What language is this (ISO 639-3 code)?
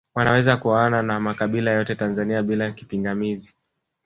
swa